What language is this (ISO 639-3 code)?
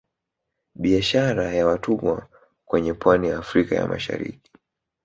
swa